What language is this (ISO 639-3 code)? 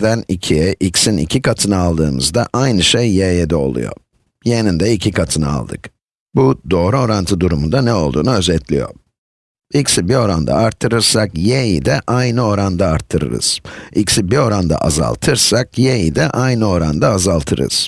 tur